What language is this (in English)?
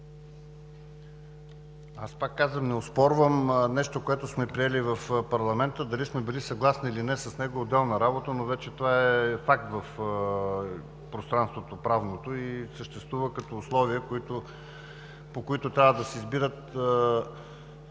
Bulgarian